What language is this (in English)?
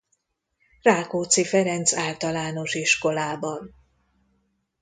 Hungarian